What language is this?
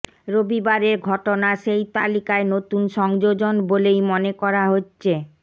Bangla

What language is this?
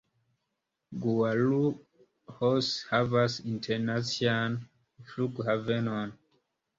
Esperanto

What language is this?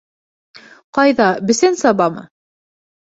Bashkir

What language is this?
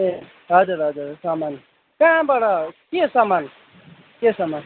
Nepali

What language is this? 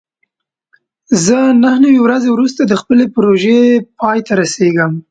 Pashto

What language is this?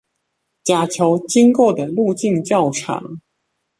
Chinese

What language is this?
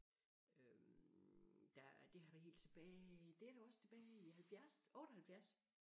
Danish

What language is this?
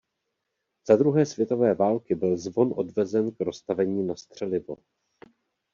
Czech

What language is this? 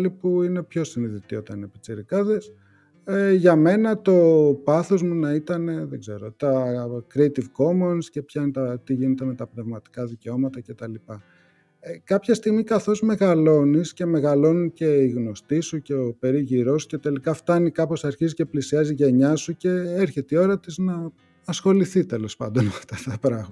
Greek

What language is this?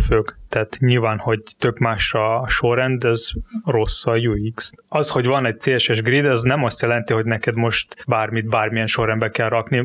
Hungarian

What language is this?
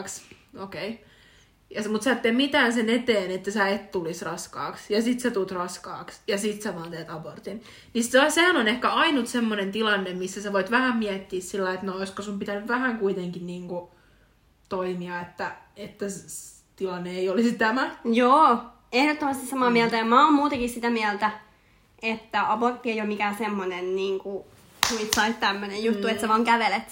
Finnish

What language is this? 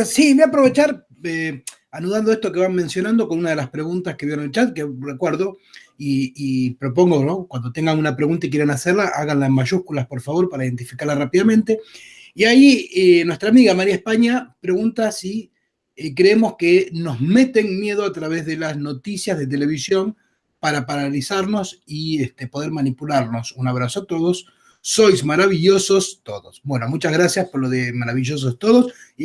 Spanish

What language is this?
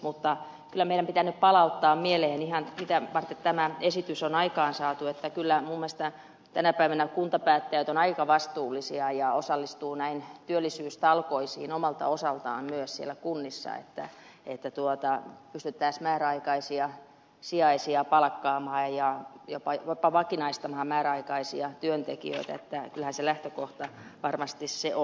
Finnish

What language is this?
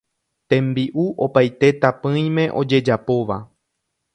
Guarani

